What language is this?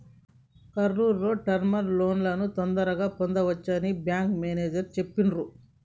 Telugu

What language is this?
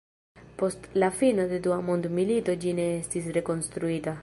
Esperanto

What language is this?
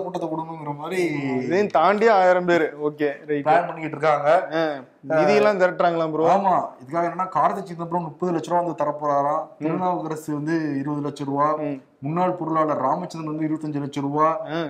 Tamil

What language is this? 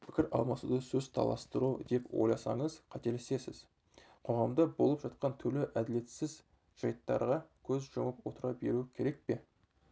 Kazakh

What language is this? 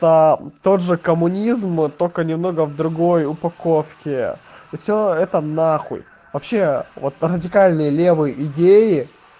Russian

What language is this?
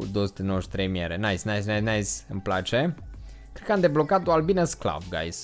Romanian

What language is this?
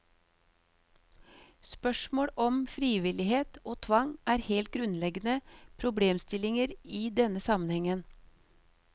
Norwegian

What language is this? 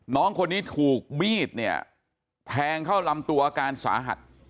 Thai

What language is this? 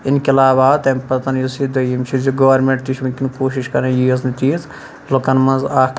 Kashmiri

